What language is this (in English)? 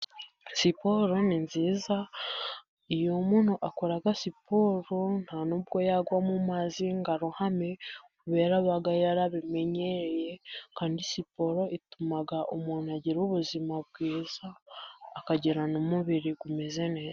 Kinyarwanda